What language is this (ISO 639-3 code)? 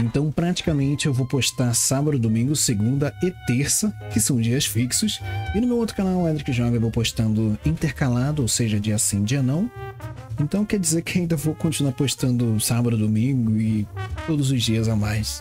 por